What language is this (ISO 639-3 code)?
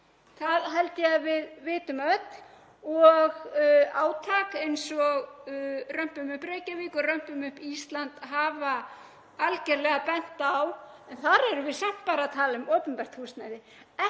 isl